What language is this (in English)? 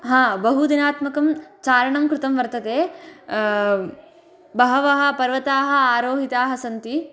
Sanskrit